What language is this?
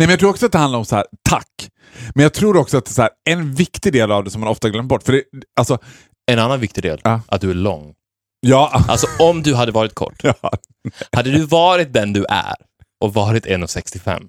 Swedish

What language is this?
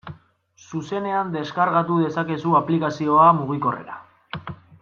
Basque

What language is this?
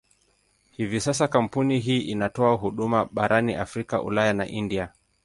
Swahili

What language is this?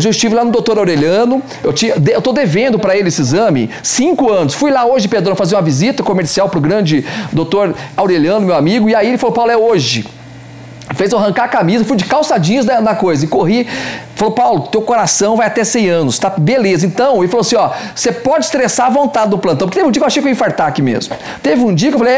Portuguese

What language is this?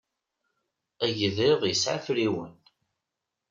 Kabyle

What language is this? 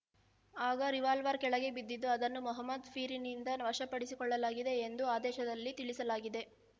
Kannada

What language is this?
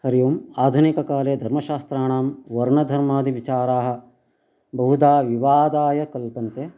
Sanskrit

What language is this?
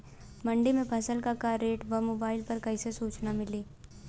Bhojpuri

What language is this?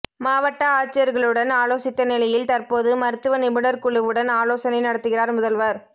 Tamil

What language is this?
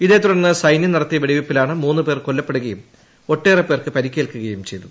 Malayalam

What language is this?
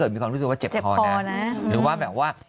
Thai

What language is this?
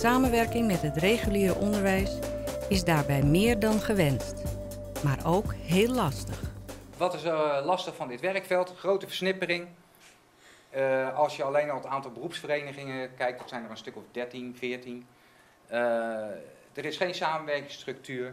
Dutch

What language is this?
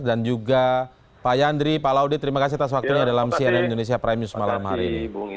Indonesian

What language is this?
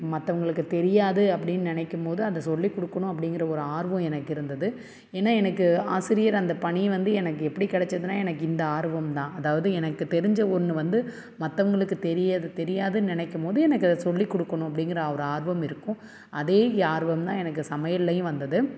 Tamil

